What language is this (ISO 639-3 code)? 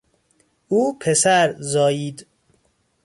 fas